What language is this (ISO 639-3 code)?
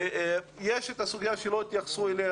heb